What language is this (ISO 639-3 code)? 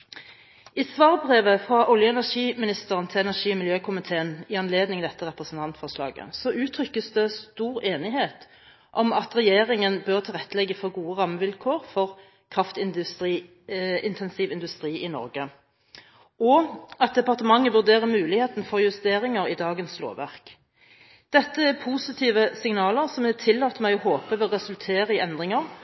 nob